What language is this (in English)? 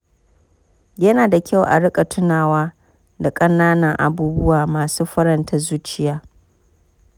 Hausa